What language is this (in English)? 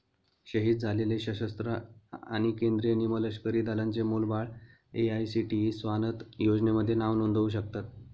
Marathi